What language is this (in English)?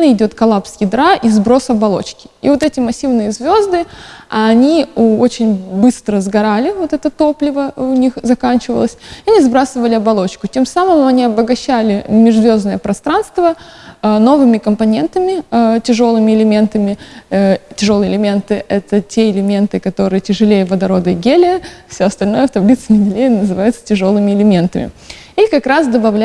Russian